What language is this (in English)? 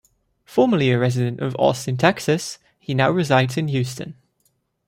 English